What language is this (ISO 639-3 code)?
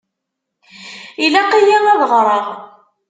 kab